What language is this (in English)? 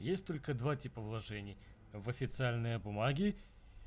Russian